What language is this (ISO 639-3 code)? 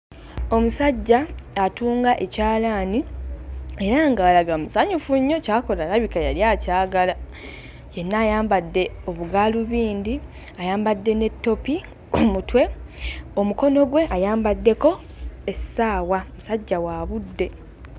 lug